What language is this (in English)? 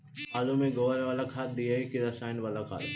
Magahi